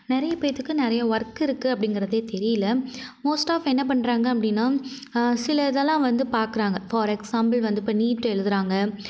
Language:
Tamil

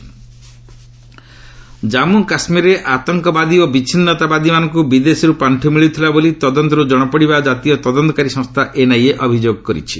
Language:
Odia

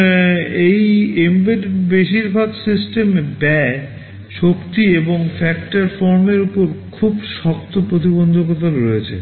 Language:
Bangla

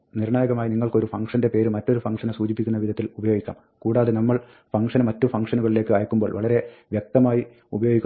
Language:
Malayalam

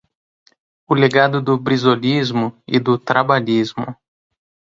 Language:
Portuguese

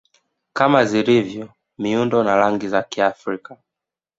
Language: Swahili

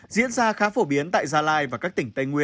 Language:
Vietnamese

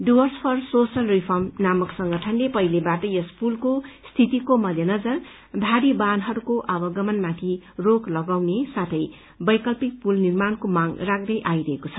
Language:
Nepali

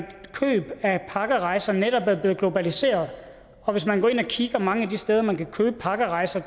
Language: Danish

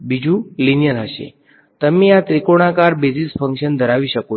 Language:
Gujarati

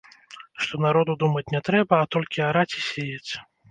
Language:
Belarusian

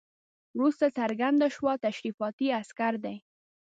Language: Pashto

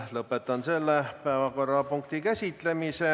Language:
Estonian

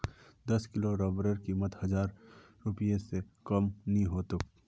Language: Magahi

